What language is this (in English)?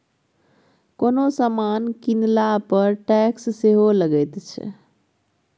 Maithili